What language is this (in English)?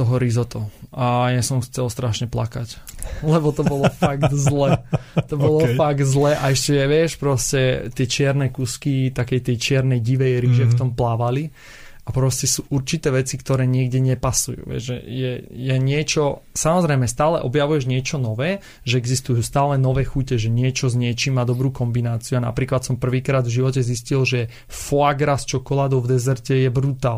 Slovak